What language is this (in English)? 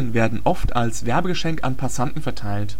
German